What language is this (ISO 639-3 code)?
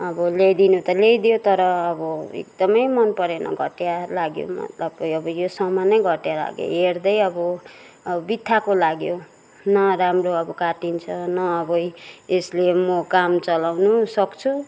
nep